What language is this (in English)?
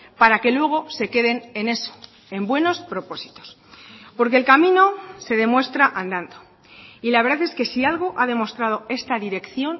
Spanish